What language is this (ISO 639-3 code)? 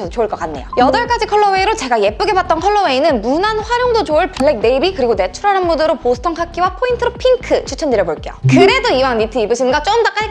kor